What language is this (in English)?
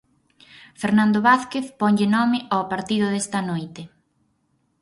Galician